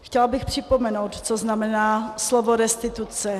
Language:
Czech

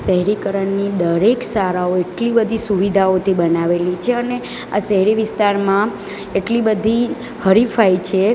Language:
Gujarati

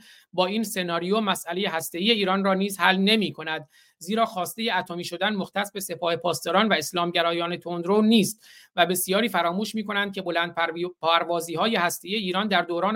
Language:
Persian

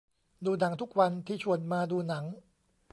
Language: Thai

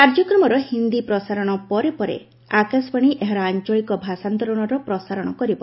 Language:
Odia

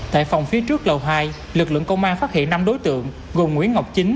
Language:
Vietnamese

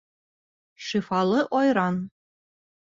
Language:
Bashkir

